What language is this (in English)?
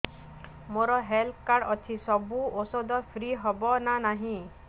Odia